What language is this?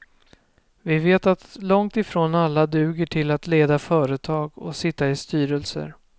Swedish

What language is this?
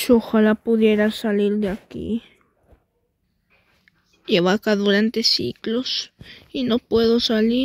Spanish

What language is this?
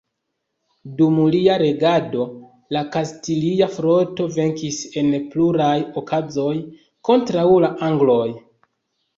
Esperanto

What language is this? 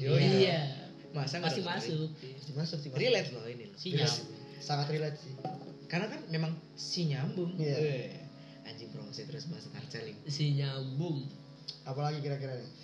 Indonesian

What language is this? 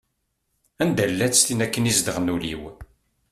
Kabyle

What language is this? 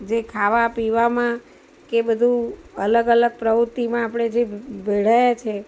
Gujarati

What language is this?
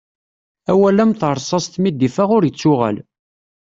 Kabyle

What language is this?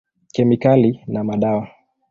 Swahili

